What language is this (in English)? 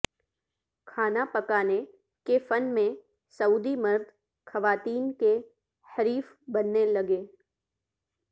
Urdu